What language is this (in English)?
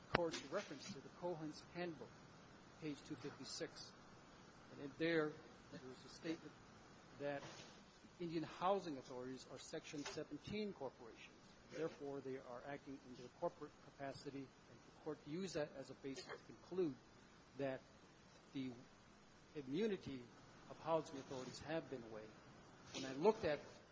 English